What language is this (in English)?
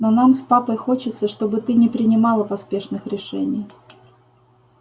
Russian